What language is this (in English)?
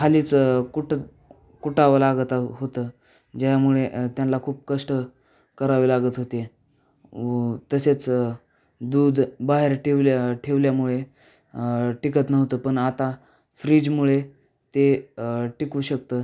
Marathi